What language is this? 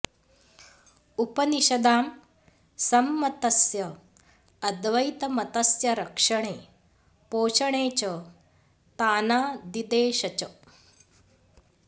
Sanskrit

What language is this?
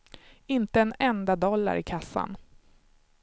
Swedish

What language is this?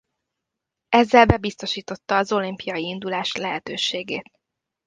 Hungarian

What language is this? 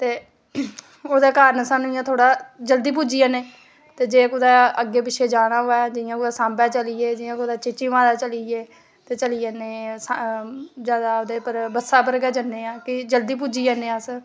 Dogri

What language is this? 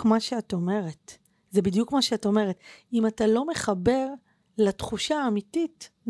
Hebrew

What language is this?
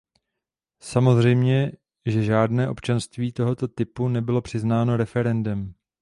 Czech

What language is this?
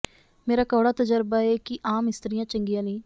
Punjabi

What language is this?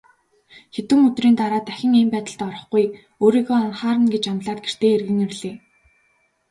Mongolian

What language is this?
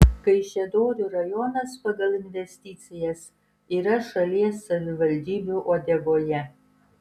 Lithuanian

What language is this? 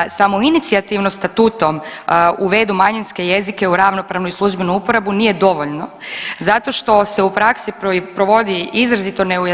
Croatian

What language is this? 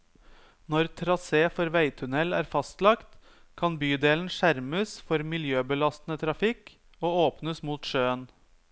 Norwegian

